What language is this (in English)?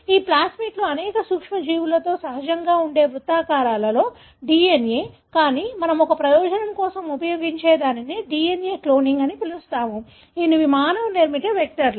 Telugu